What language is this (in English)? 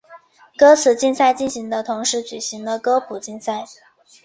Chinese